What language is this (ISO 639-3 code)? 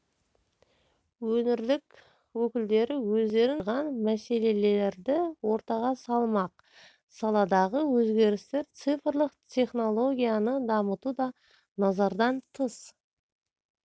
kaz